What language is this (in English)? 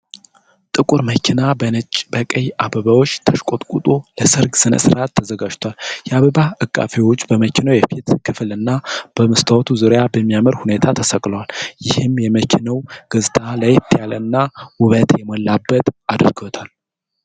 Amharic